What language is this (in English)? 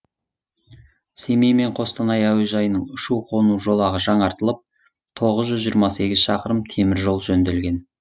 Kazakh